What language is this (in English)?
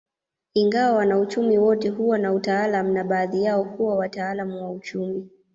Swahili